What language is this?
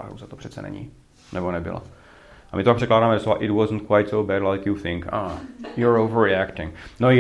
Czech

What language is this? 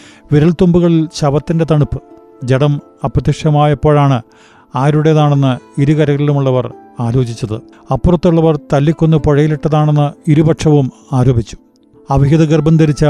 Malayalam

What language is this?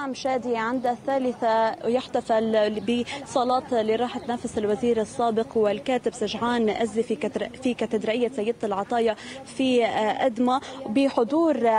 Arabic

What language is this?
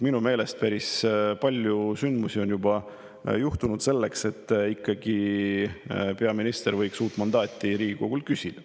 Estonian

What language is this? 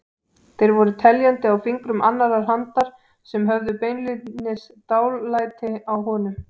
Icelandic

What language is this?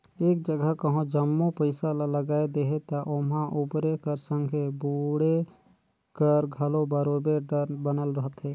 Chhattisgarhi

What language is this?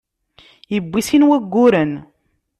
Kabyle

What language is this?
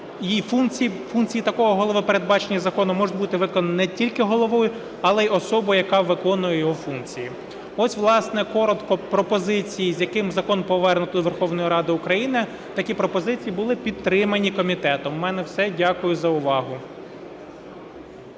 Ukrainian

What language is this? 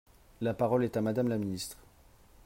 French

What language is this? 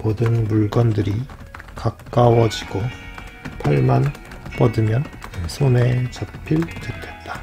Korean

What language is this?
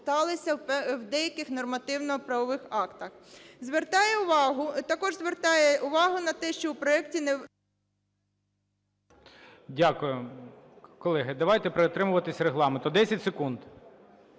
Ukrainian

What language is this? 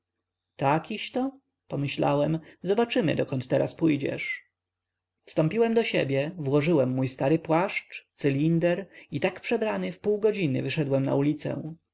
Polish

